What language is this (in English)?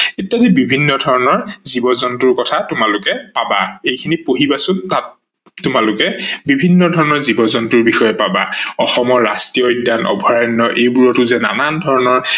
Assamese